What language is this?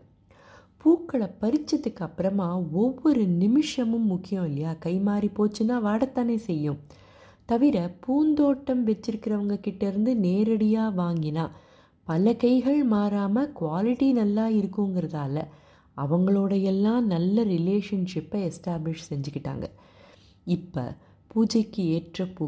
Tamil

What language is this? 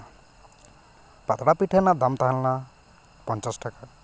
Santali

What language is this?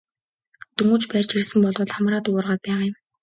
Mongolian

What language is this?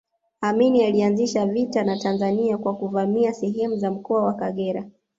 Swahili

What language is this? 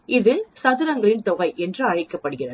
Tamil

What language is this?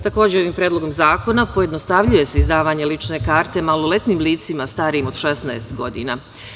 Serbian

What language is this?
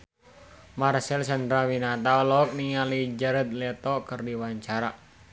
Sundanese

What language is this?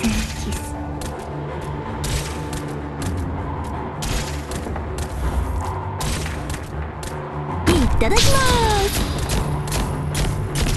Japanese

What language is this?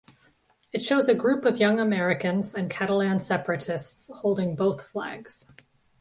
English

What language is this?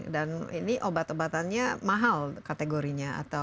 Indonesian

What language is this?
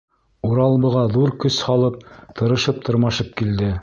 Bashkir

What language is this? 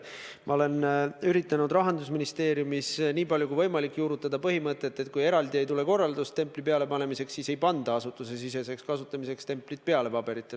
Estonian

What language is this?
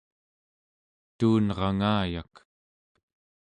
Central Yupik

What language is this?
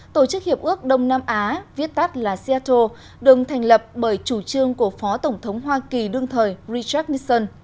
Vietnamese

